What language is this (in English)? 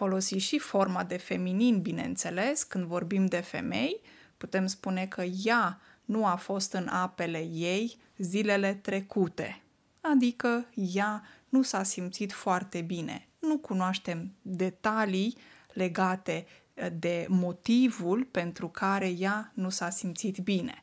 Romanian